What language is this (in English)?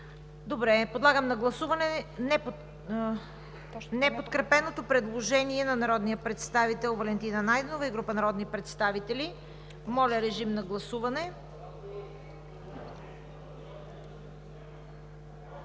Bulgarian